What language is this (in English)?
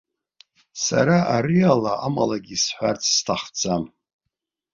Abkhazian